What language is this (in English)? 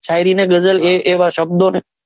Gujarati